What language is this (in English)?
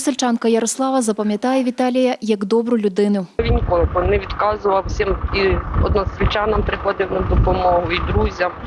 Ukrainian